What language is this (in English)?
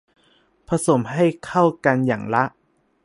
Thai